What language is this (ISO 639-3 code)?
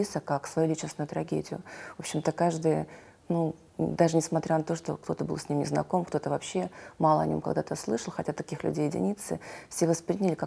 rus